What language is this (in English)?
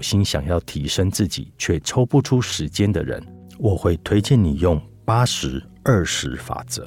Chinese